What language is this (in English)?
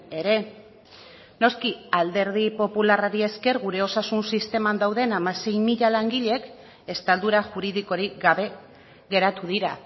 Basque